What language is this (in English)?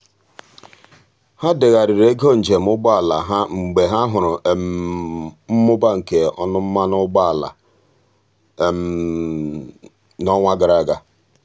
Igbo